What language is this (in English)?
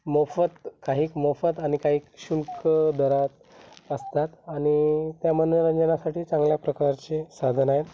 Marathi